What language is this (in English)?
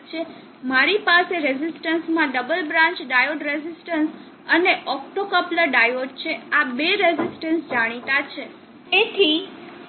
Gujarati